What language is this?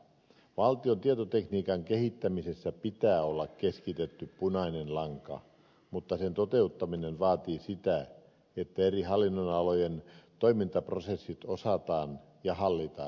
Finnish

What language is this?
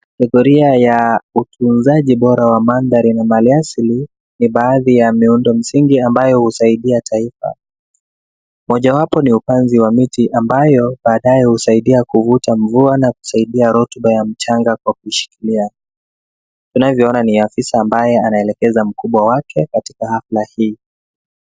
Swahili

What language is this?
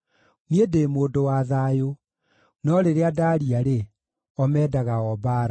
Kikuyu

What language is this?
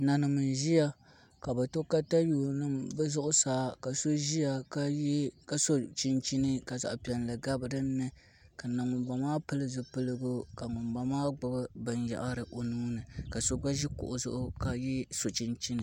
Dagbani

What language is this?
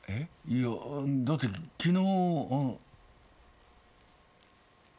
Japanese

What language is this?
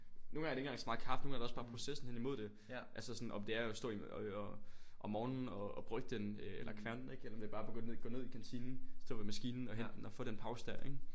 Danish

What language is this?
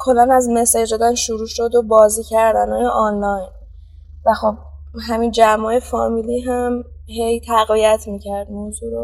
Persian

